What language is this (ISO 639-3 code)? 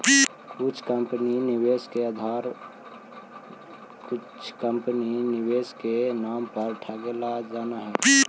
mag